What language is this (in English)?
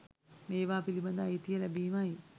Sinhala